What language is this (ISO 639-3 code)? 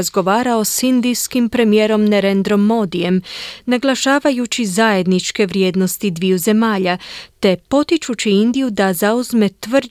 hrv